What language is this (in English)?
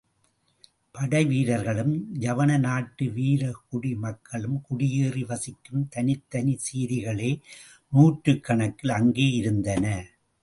Tamil